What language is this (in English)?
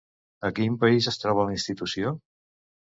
Catalan